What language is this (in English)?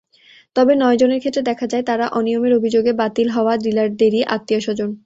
Bangla